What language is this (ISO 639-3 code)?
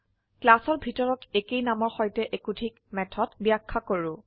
asm